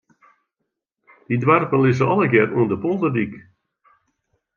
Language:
Western Frisian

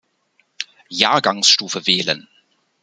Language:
German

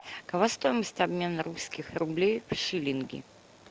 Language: Russian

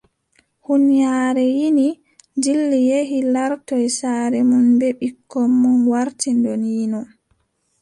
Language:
Adamawa Fulfulde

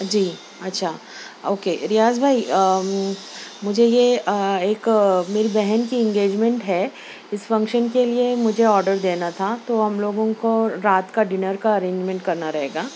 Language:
Urdu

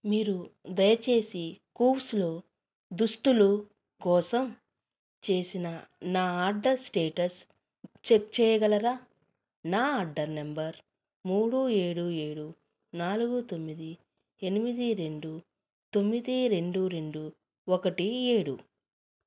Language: Telugu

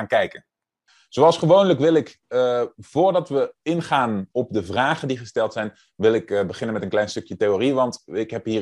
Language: Dutch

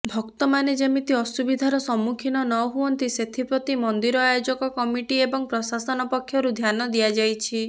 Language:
Odia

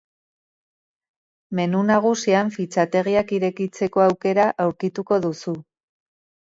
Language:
Basque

